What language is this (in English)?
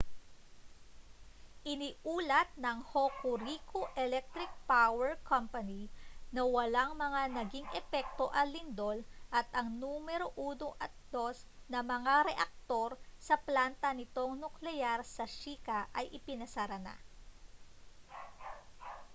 Filipino